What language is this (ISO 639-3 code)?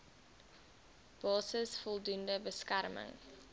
afr